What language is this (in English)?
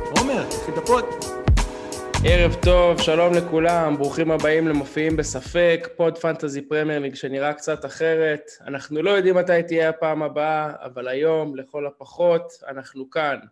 Hebrew